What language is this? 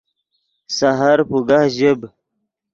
Yidgha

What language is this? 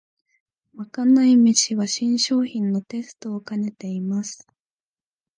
Japanese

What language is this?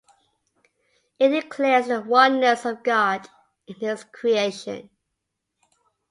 English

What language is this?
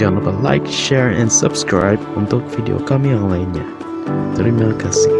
Indonesian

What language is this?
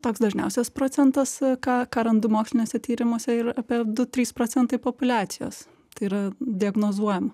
Lithuanian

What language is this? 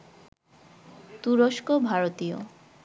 Bangla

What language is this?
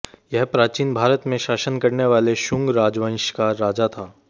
Hindi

